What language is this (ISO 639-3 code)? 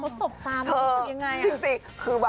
tha